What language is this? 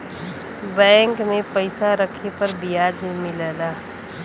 Bhojpuri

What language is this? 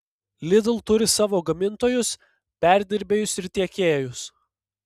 Lithuanian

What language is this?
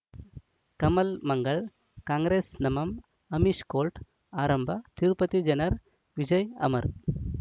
Kannada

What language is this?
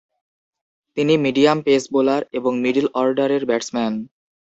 Bangla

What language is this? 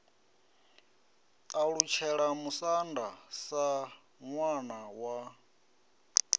Venda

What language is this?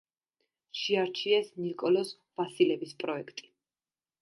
Georgian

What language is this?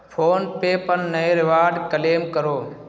Urdu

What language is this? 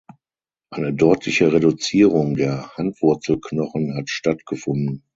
German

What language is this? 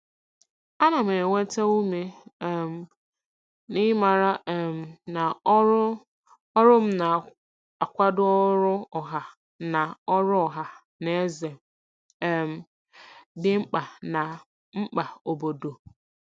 Igbo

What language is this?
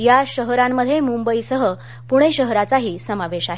Marathi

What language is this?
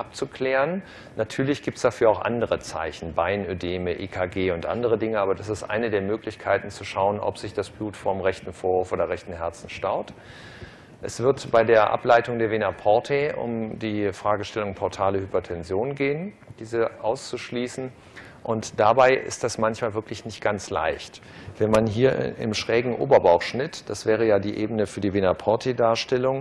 German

